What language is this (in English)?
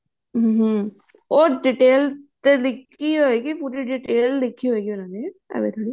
Punjabi